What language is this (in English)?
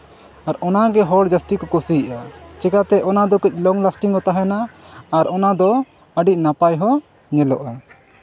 Santali